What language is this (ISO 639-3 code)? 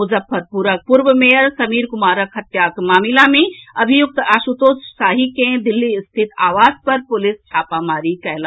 mai